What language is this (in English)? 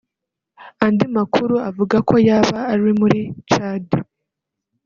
Kinyarwanda